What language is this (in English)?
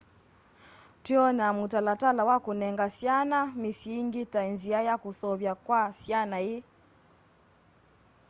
Kamba